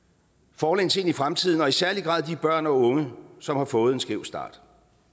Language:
Danish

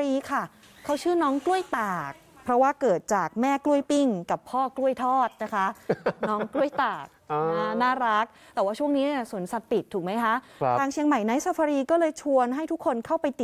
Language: Thai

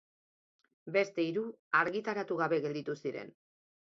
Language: Basque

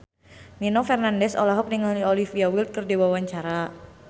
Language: Sundanese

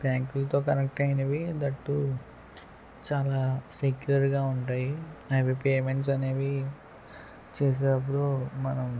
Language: Telugu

